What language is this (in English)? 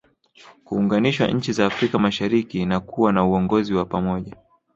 Swahili